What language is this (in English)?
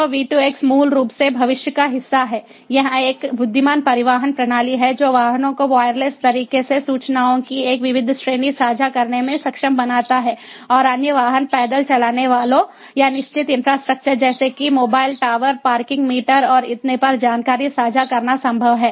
Hindi